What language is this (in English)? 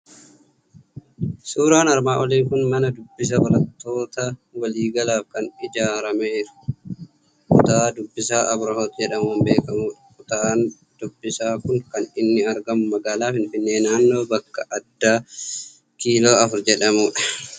Oromo